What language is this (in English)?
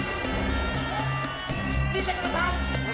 Japanese